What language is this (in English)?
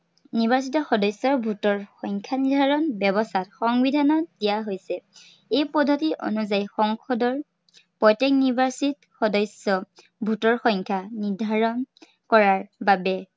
Assamese